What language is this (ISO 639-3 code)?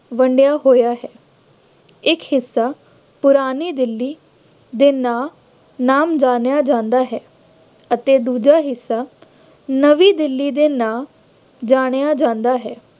pan